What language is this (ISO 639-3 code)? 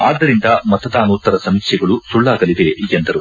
kan